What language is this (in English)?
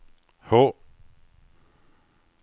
Swedish